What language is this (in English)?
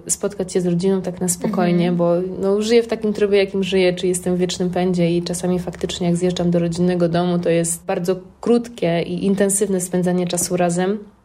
Polish